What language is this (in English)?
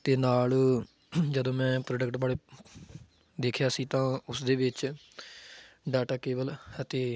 Punjabi